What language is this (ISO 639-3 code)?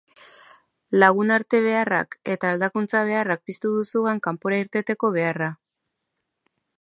eus